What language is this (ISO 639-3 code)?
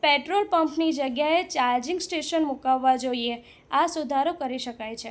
guj